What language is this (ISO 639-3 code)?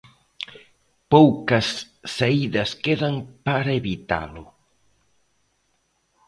glg